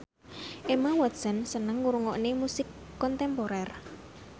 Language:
Javanese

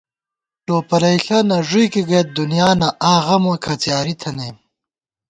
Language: Gawar-Bati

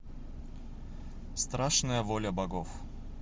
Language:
Russian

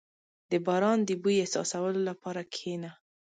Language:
Pashto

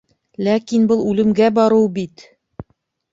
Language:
Bashkir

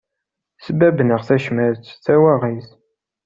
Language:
Kabyle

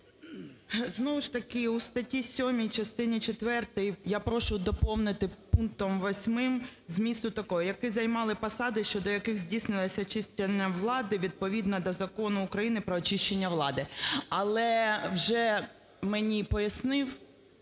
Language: Ukrainian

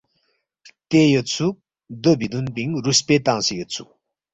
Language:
Balti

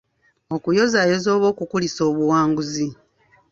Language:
Ganda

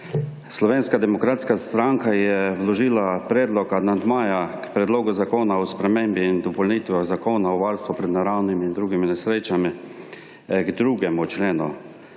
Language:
Slovenian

